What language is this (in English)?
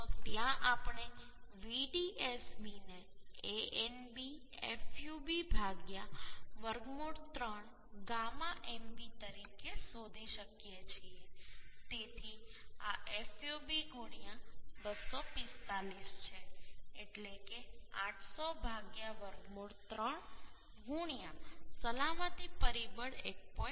Gujarati